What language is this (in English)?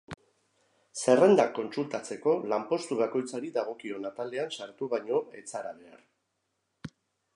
Basque